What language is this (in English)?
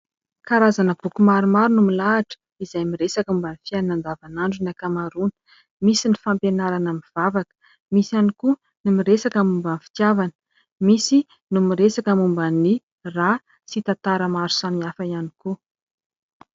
Malagasy